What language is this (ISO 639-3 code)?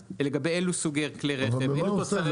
heb